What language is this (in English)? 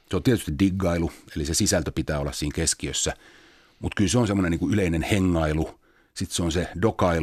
Finnish